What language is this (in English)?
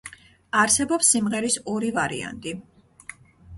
Georgian